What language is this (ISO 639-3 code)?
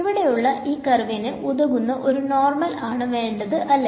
mal